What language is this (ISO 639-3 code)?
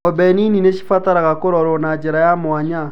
kik